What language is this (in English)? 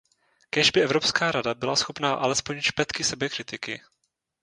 Czech